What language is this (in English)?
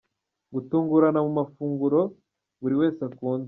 Kinyarwanda